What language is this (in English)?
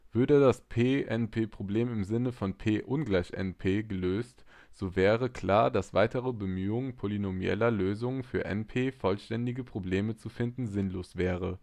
German